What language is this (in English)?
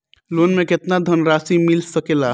Bhojpuri